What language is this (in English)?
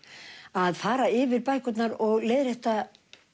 Icelandic